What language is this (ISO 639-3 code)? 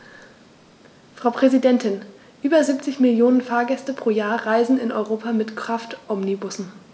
deu